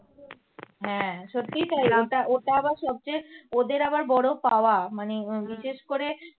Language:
Bangla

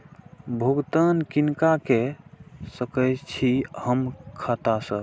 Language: Maithili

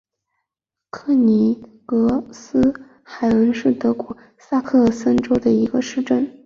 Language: Chinese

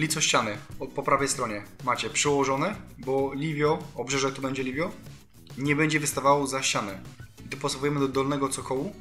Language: Polish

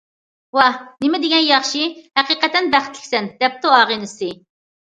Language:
Uyghur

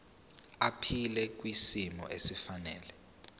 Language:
Zulu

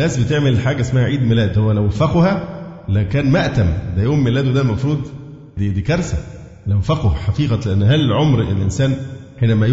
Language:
Arabic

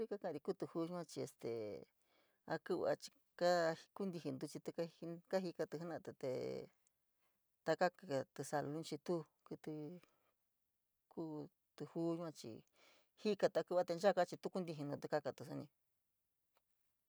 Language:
San Miguel El Grande Mixtec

